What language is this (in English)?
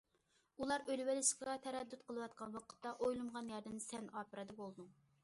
Uyghur